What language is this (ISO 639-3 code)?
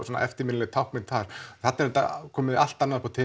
isl